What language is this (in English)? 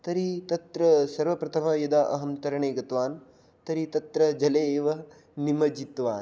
Sanskrit